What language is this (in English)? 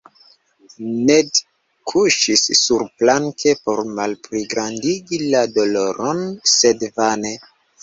Esperanto